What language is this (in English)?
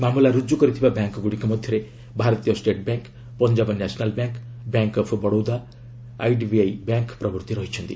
Odia